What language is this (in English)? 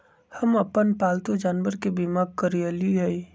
Magahi